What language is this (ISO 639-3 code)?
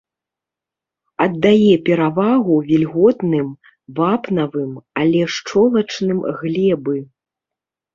bel